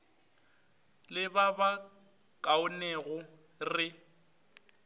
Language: Northern Sotho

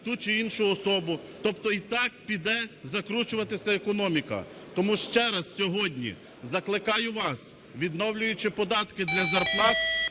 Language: Ukrainian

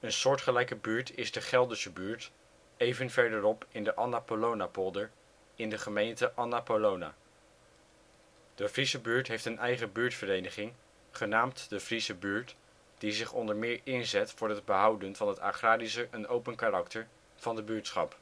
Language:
Dutch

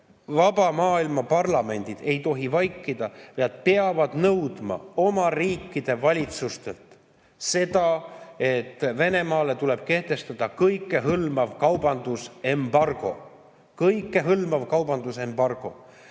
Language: Estonian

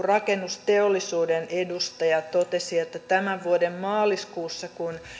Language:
Finnish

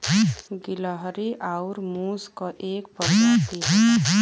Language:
Bhojpuri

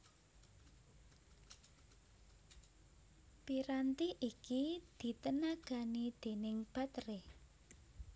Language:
Javanese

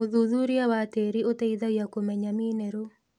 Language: Kikuyu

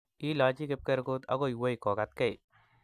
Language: Kalenjin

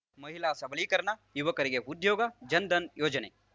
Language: Kannada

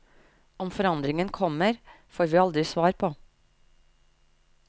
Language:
Norwegian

